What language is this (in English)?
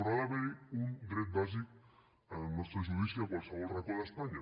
Catalan